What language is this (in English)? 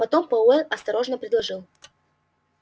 Russian